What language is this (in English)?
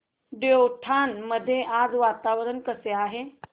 Marathi